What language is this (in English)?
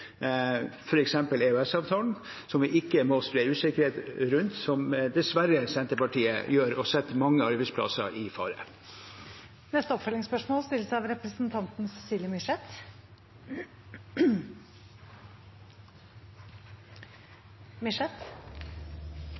Norwegian